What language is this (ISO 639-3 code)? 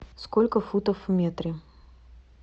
rus